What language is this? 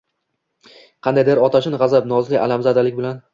Uzbek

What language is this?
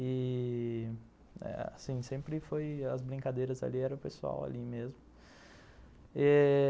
Portuguese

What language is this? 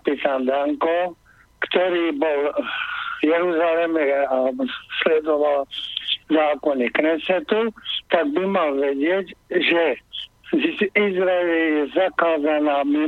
Slovak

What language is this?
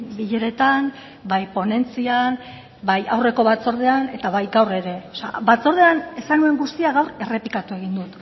Basque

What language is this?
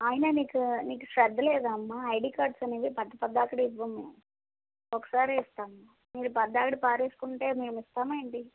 Telugu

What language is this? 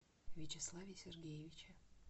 Russian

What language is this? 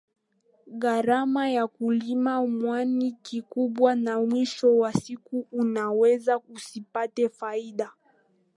Swahili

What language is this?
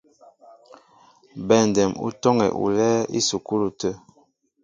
Mbo (Cameroon)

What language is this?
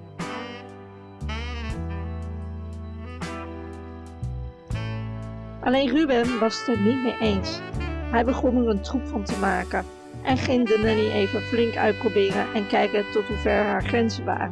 Dutch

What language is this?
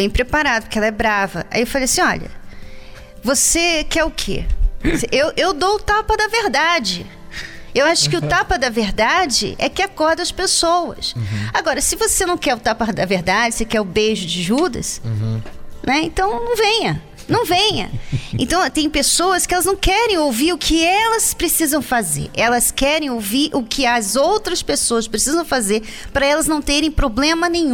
Portuguese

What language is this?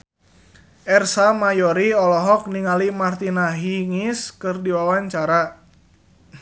Sundanese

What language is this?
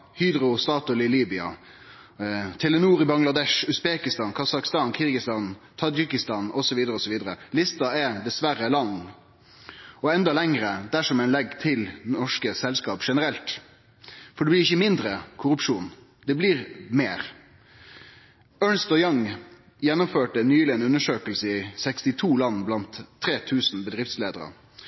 Norwegian Nynorsk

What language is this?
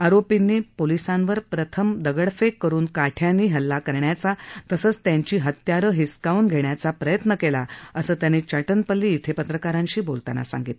Marathi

